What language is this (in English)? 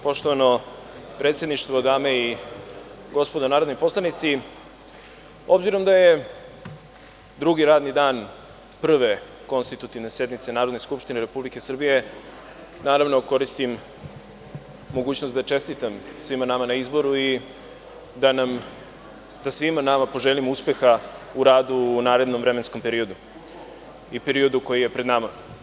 Serbian